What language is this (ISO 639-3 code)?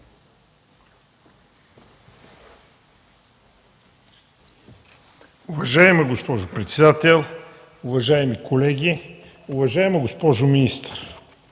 bul